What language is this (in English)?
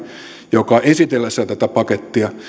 Finnish